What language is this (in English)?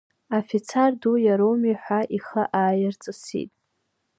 Abkhazian